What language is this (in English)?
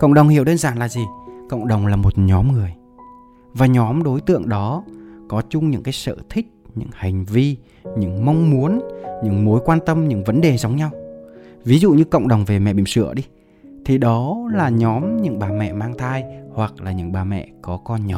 Vietnamese